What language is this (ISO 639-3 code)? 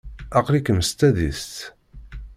kab